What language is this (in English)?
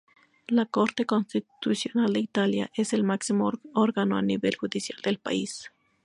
Spanish